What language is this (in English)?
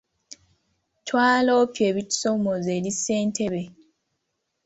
Ganda